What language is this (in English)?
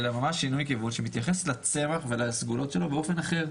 Hebrew